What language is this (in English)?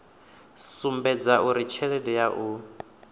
Venda